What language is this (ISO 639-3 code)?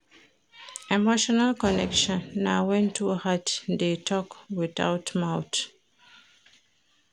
pcm